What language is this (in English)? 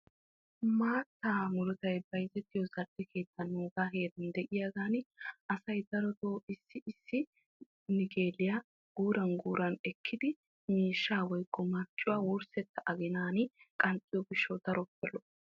Wolaytta